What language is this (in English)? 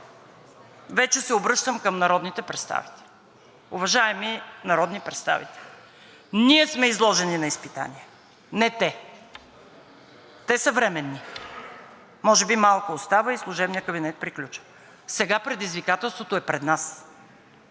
Bulgarian